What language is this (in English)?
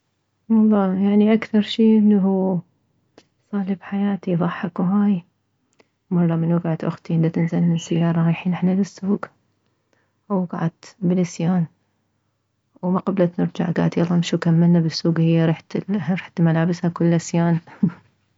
Mesopotamian Arabic